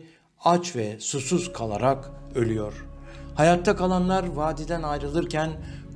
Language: Turkish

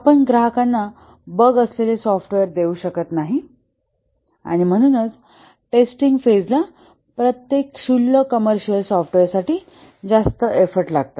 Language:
Marathi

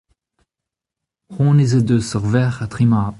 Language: Breton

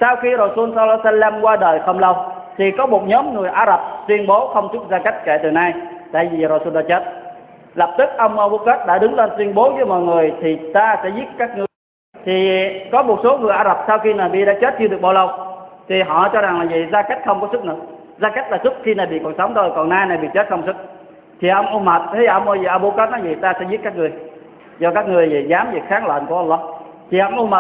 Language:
Vietnamese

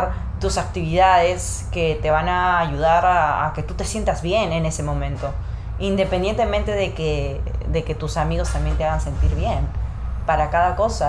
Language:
Spanish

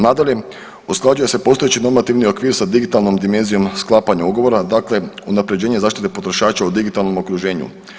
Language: Croatian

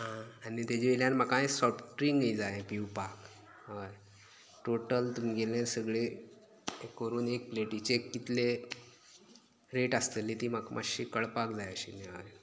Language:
Konkani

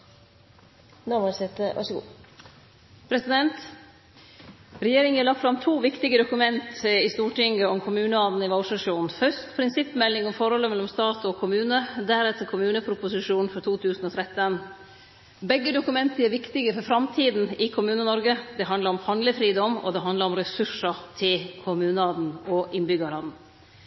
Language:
Norwegian Nynorsk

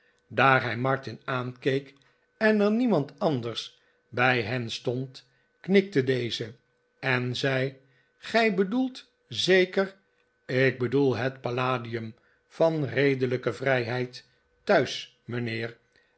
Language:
Dutch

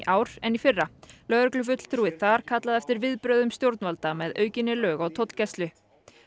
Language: Icelandic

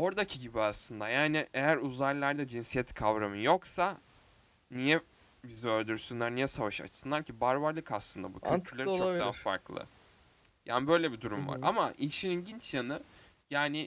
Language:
Turkish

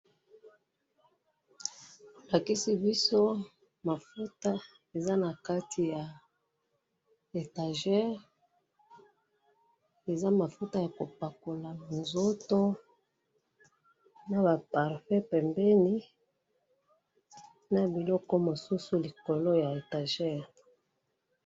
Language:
Lingala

